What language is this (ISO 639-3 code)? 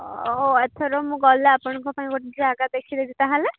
ori